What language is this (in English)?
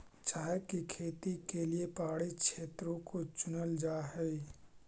Magahi